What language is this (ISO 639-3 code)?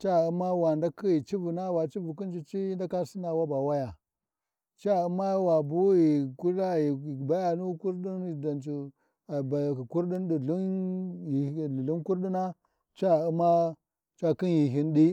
wji